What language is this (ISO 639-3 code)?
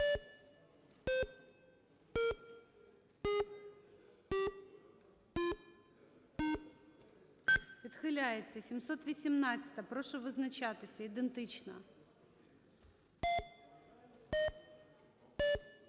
ukr